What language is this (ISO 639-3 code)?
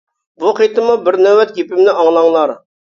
uig